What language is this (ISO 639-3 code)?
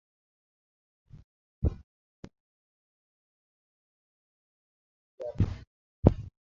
tui